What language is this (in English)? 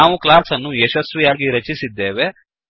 Kannada